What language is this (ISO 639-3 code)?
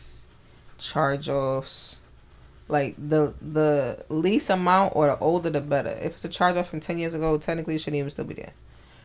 eng